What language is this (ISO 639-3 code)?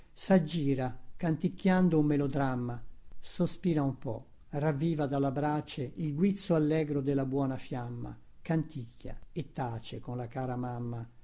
ita